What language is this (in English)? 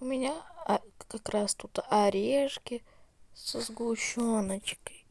Russian